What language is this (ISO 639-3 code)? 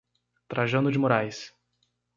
por